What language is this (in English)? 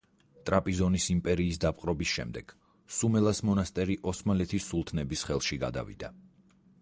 Georgian